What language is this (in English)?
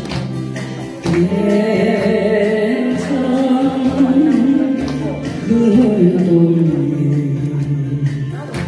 Arabic